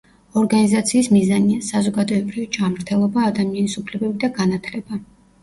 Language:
Georgian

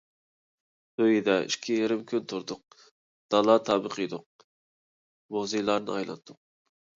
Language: Uyghur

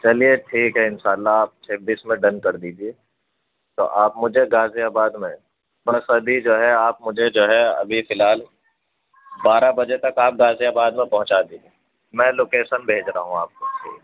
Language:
Urdu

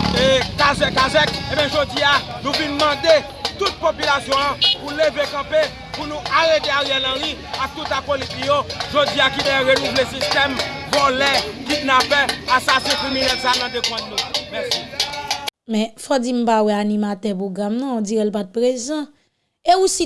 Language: French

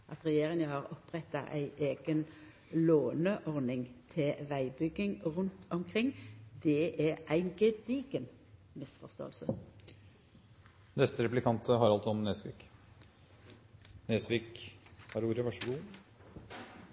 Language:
Norwegian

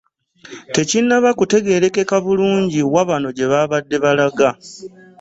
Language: Ganda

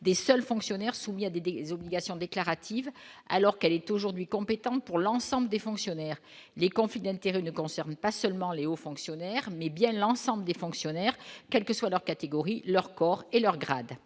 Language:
French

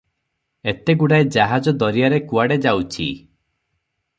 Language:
Odia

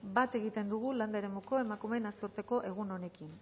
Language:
Basque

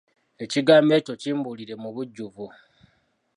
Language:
Ganda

